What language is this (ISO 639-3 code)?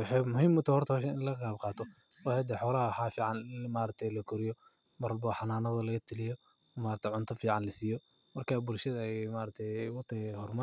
som